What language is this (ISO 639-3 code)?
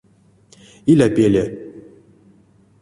myv